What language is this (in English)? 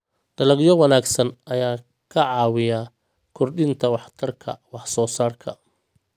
Somali